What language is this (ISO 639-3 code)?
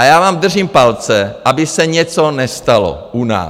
ces